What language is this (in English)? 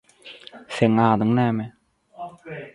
Turkmen